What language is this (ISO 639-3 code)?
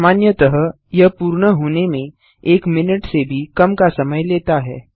hin